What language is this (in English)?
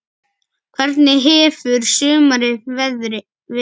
Icelandic